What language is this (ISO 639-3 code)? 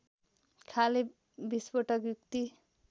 nep